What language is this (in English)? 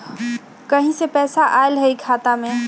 Magahi